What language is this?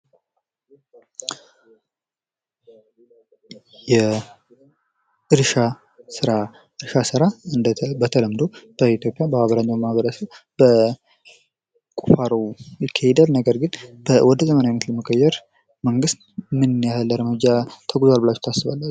Amharic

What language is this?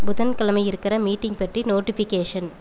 Tamil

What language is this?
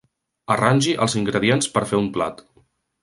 Catalan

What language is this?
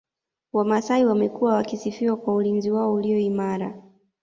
Swahili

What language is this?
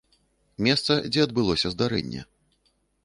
Belarusian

